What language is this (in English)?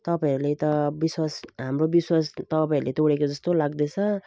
Nepali